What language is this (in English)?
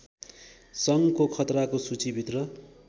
Nepali